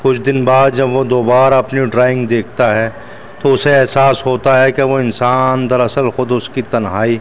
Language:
Urdu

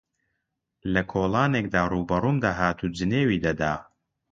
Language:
Central Kurdish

